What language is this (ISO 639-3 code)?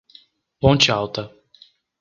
por